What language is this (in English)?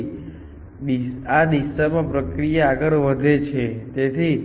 Gujarati